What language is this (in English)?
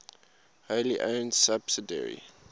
English